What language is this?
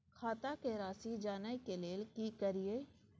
Maithili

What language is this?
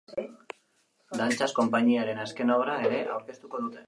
Basque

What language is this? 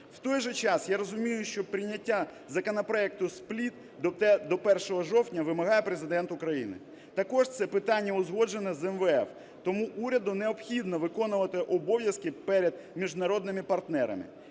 Ukrainian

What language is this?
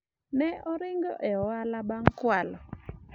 Luo (Kenya and Tanzania)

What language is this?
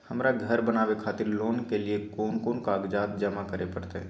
Maithili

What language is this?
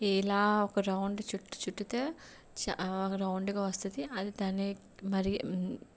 Telugu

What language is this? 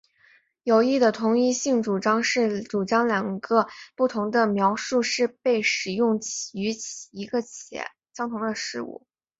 Chinese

